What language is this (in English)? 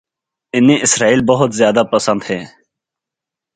Urdu